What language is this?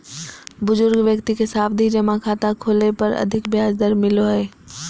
Magahi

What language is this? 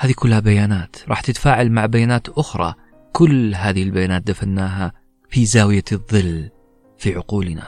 Arabic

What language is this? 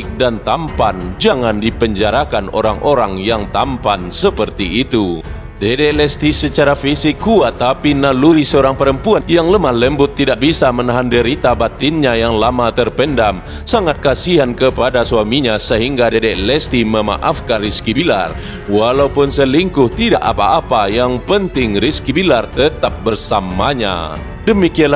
Indonesian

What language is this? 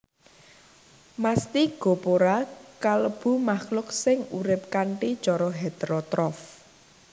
Javanese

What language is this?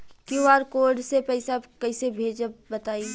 Bhojpuri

